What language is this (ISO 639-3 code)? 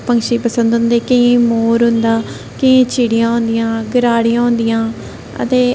doi